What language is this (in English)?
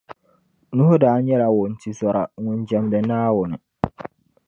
Dagbani